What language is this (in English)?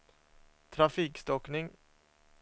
Swedish